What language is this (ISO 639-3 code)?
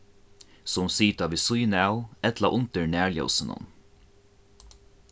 fao